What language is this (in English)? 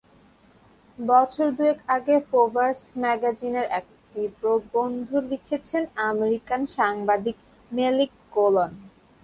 Bangla